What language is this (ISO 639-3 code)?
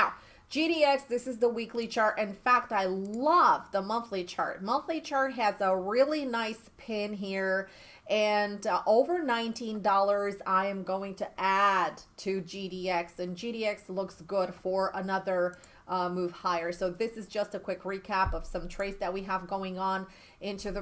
eng